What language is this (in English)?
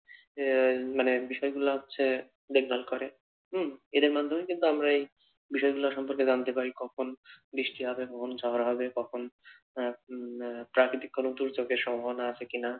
Bangla